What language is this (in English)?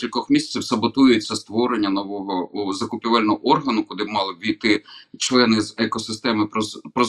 Ukrainian